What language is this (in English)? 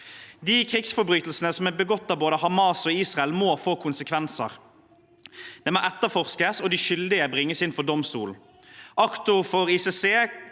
Norwegian